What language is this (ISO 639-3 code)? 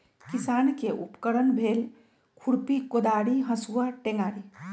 mag